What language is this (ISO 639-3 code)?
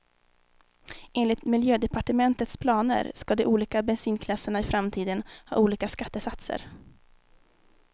swe